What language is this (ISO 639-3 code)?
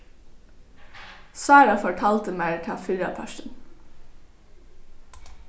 fao